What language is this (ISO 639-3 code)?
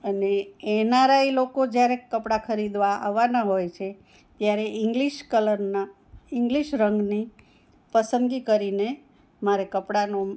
guj